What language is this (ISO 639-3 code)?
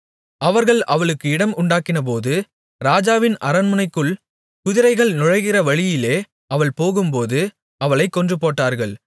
tam